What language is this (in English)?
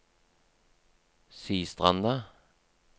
Norwegian